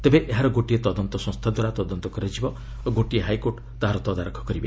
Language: Odia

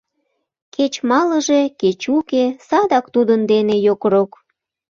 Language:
Mari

